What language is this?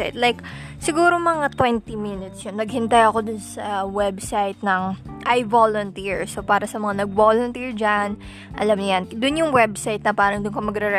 Filipino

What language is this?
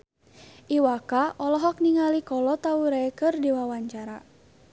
Sundanese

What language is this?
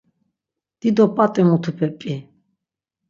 Laz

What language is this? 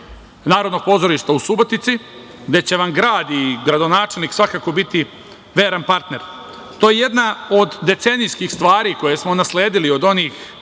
Serbian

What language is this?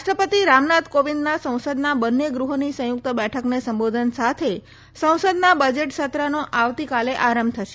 Gujarati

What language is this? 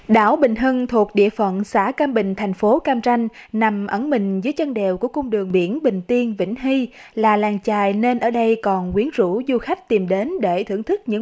Vietnamese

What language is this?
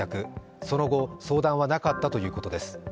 Japanese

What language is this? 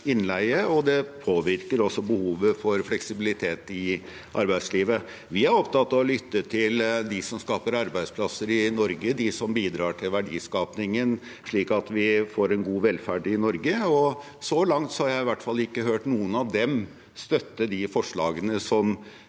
Norwegian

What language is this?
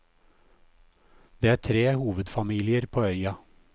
Norwegian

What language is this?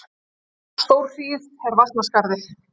Icelandic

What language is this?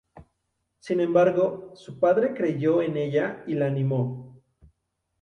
Spanish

